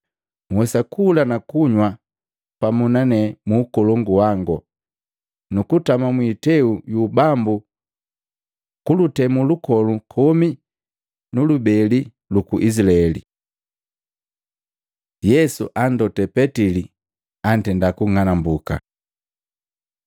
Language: Matengo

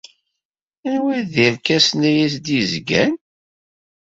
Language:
Kabyle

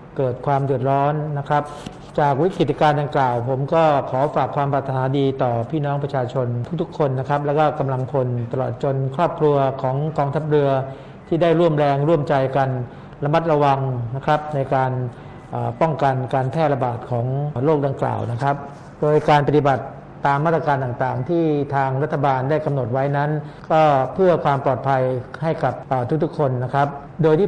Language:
Thai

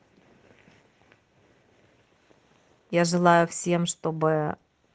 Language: Russian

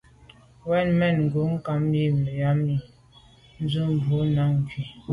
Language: Medumba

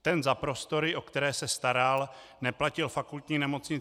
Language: Czech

